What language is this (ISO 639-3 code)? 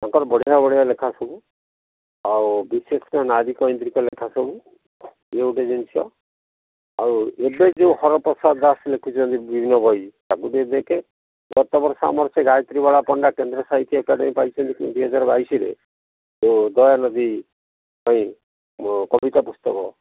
ori